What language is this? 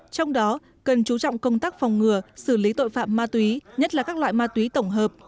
Vietnamese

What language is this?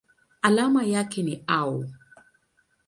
Swahili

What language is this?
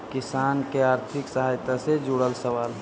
Magahi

